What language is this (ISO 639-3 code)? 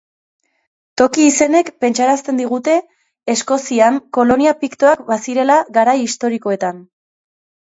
eus